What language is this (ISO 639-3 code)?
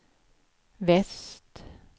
swe